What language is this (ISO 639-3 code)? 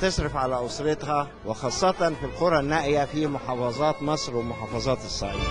ara